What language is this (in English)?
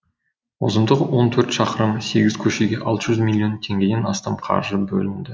Kazakh